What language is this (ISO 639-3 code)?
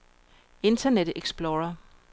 dan